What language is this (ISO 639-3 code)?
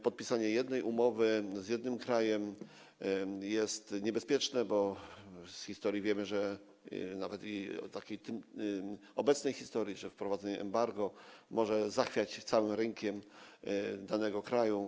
pol